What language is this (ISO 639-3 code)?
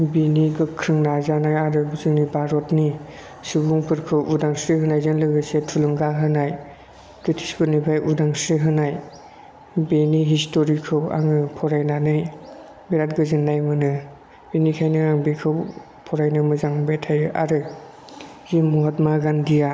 brx